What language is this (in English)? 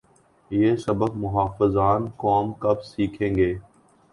Urdu